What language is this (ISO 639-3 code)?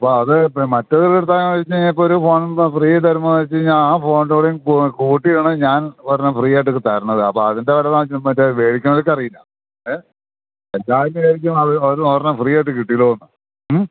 mal